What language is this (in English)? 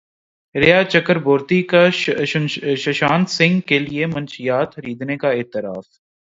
Urdu